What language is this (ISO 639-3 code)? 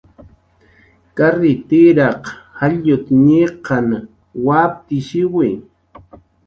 jqr